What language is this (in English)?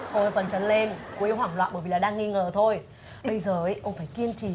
Vietnamese